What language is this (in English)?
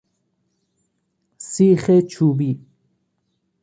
Persian